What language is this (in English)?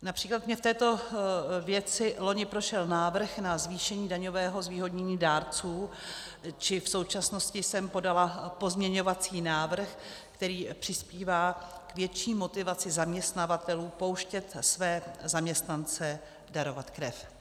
Czech